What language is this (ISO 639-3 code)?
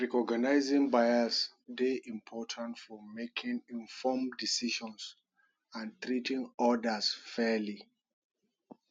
pcm